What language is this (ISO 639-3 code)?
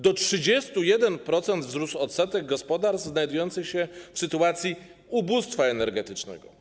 pol